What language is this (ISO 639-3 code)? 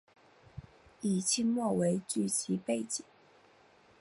zho